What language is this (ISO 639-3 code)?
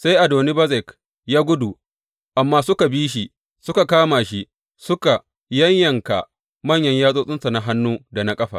hau